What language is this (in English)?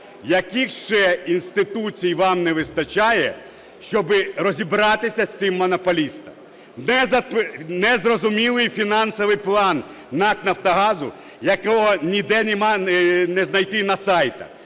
Ukrainian